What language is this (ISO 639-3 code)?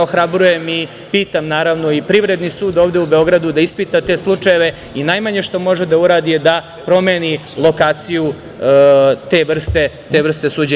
srp